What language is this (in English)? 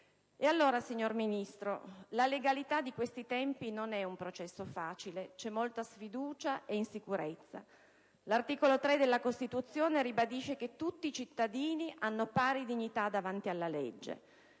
Italian